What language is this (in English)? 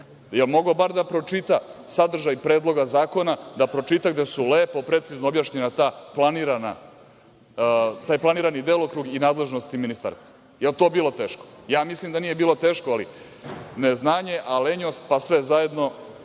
Serbian